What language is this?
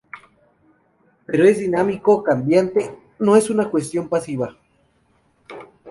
Spanish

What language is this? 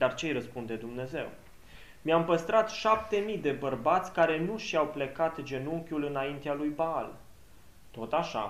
Romanian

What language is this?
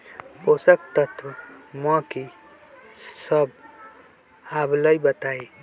Magahi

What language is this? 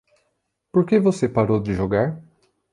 Portuguese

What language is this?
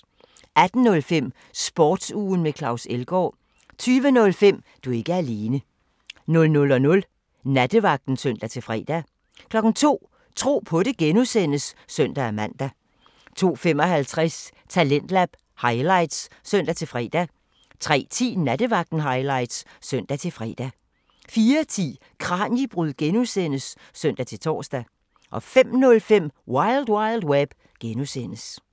Danish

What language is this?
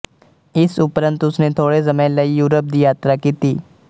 Punjabi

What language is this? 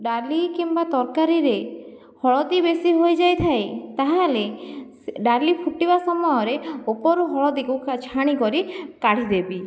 Odia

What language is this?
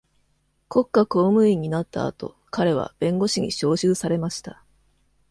Japanese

